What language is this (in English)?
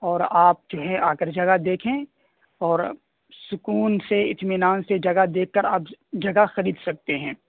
Urdu